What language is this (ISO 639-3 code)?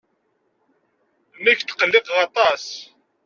kab